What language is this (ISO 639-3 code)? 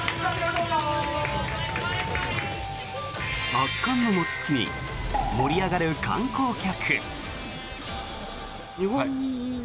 jpn